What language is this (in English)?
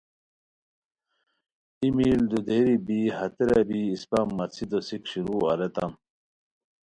Khowar